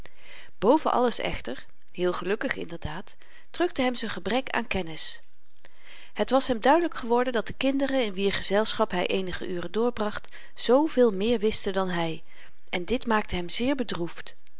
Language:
Dutch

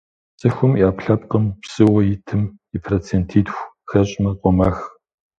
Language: Kabardian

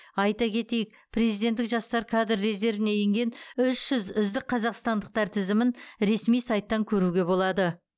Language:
Kazakh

